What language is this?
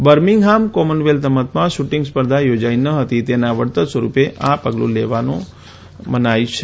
Gujarati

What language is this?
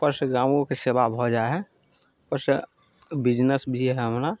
Maithili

